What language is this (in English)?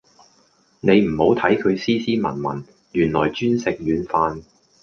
Cantonese